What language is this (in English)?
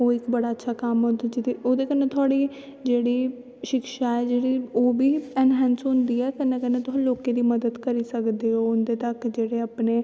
Dogri